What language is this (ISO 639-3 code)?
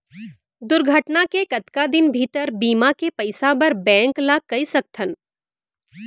hne